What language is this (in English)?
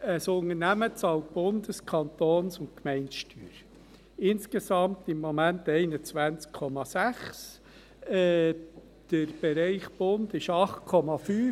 Swiss German